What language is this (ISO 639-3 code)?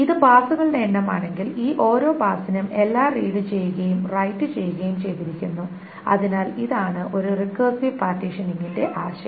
mal